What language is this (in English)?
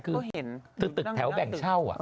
Thai